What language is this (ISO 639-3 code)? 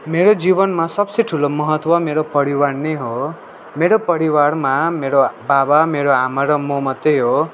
nep